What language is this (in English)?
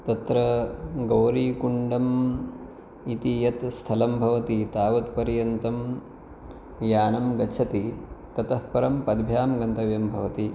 Sanskrit